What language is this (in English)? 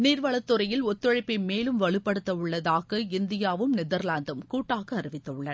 Tamil